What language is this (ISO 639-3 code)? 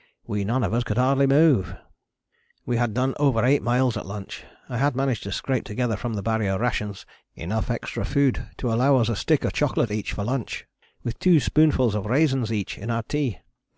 eng